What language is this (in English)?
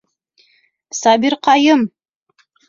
Bashkir